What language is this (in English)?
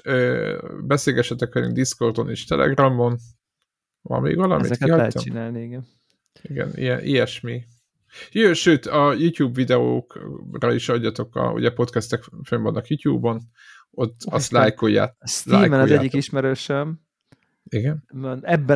Hungarian